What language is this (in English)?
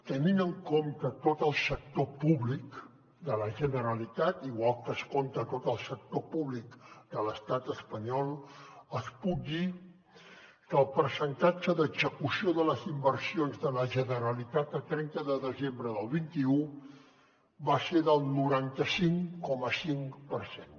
Catalan